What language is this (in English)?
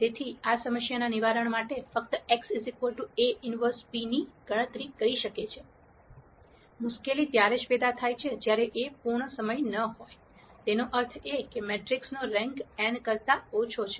Gujarati